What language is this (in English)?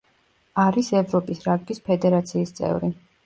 Georgian